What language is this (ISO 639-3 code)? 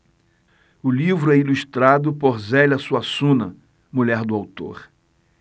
por